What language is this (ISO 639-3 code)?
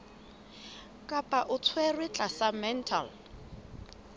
sot